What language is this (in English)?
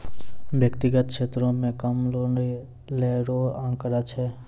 Maithili